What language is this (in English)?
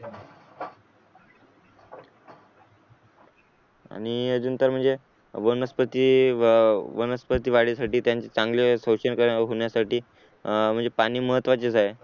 Marathi